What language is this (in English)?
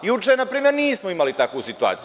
Serbian